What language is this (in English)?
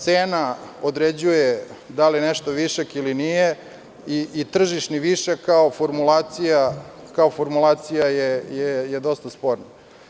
Serbian